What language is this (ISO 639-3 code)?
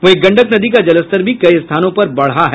hin